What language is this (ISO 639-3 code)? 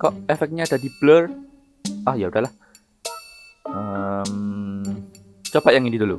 ind